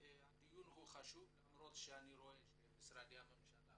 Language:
Hebrew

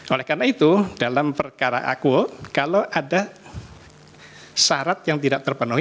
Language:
Indonesian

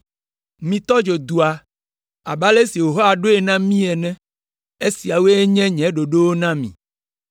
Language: Ewe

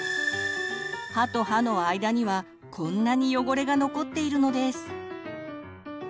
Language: Japanese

